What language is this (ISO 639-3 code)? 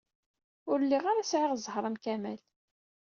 kab